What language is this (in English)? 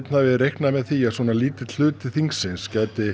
Icelandic